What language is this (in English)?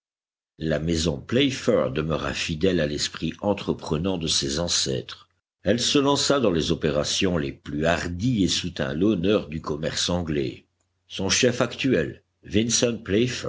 French